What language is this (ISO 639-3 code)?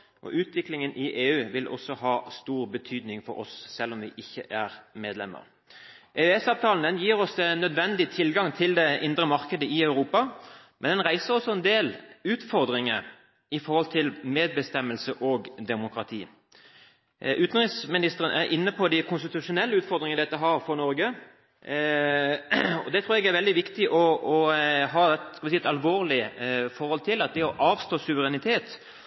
nob